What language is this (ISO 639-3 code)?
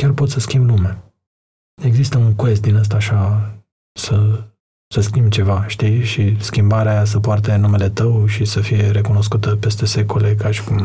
ron